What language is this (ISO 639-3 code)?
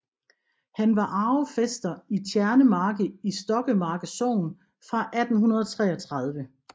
dan